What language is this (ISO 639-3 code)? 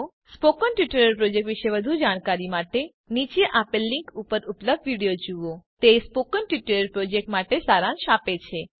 guj